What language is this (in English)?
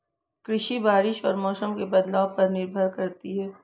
Hindi